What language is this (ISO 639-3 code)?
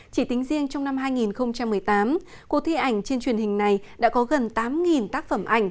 vie